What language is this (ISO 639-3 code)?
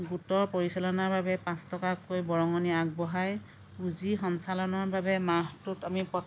asm